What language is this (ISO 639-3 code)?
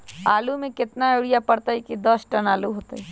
mag